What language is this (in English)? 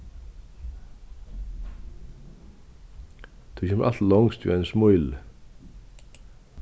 Faroese